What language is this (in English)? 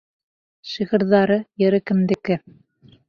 Bashkir